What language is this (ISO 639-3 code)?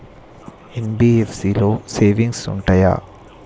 tel